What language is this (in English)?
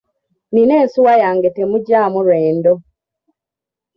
Ganda